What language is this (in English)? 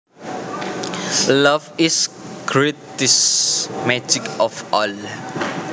Javanese